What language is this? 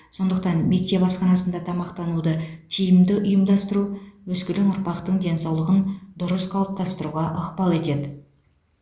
Kazakh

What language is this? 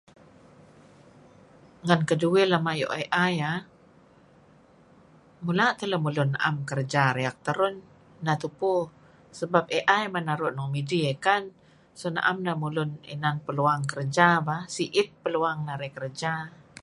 Kelabit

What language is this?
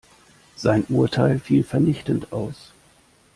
German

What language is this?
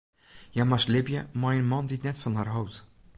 Western Frisian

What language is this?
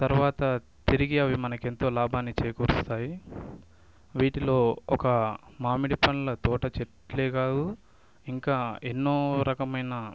Telugu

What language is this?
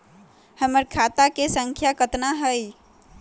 Magahi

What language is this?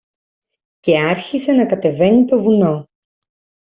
Greek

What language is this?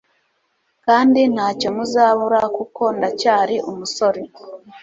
Kinyarwanda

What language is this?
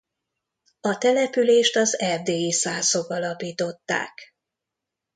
Hungarian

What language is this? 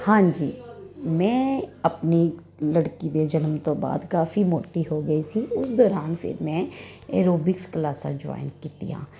Punjabi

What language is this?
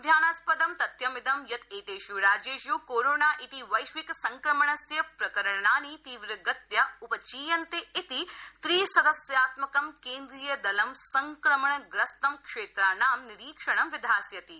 Sanskrit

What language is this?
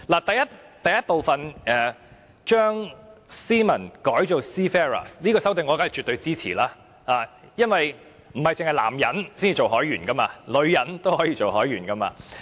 Cantonese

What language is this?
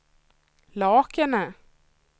Swedish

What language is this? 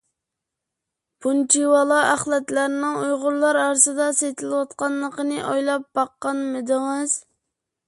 Uyghur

